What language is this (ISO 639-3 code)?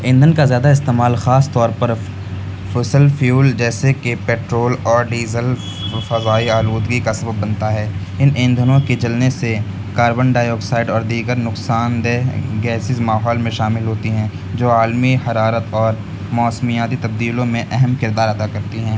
urd